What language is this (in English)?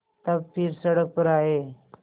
Hindi